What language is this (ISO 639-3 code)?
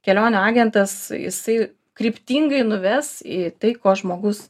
lit